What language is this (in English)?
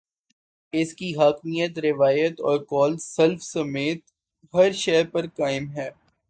Urdu